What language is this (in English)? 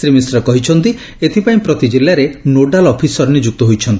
Odia